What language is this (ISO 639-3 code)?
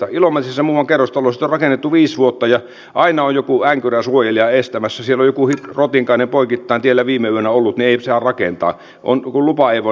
fin